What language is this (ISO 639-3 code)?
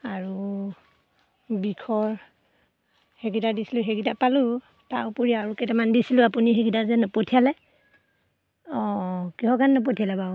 asm